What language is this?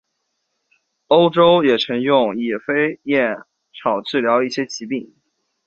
Chinese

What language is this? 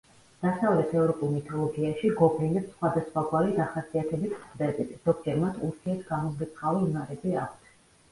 Georgian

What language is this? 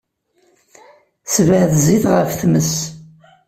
Kabyle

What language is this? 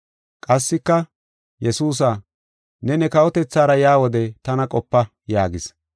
Gofa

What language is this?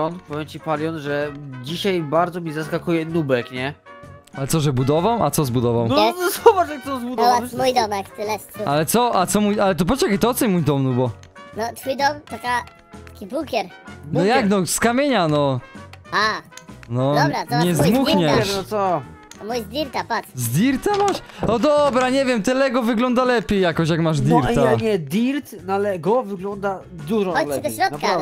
Polish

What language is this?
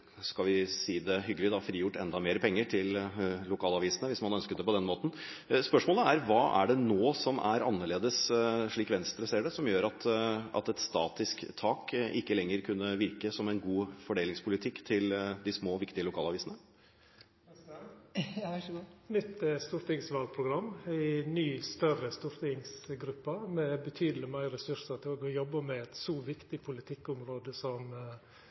Norwegian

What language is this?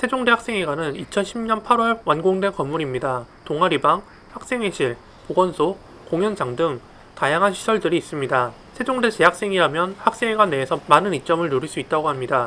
Korean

